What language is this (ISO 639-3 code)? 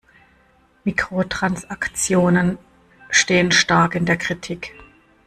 deu